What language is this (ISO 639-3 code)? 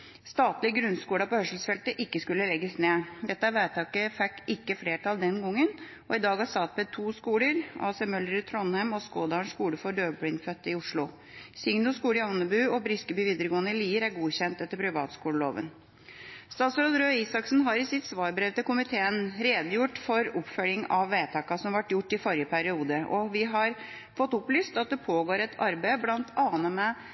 nob